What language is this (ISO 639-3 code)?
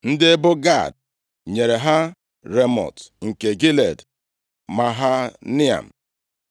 ibo